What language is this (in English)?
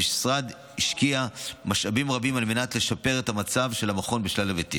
Hebrew